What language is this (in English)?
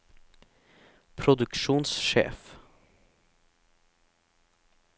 Norwegian